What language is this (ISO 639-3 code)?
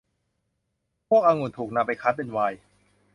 tha